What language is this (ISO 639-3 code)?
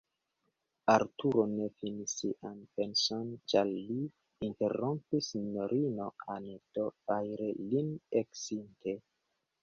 epo